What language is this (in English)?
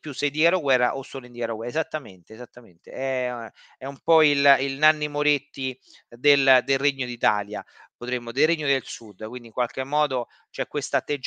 Italian